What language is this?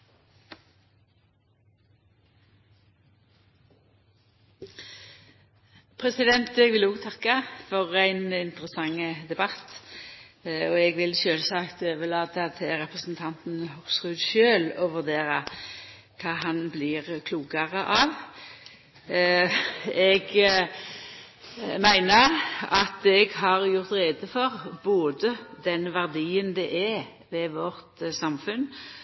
Norwegian Nynorsk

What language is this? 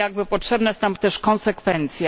Polish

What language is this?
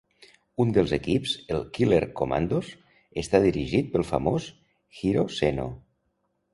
Catalan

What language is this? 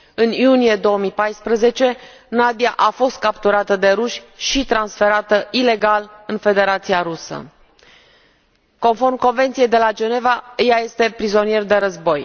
Romanian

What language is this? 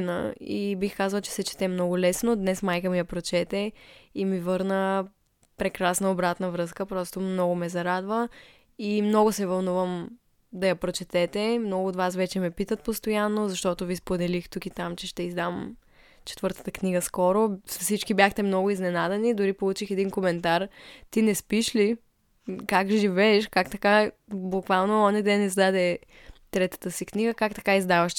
Bulgarian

